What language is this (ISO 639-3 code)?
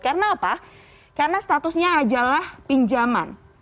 ind